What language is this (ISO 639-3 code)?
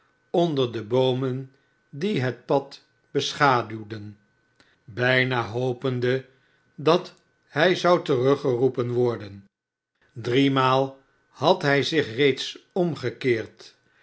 nld